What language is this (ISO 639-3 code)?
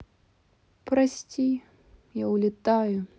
rus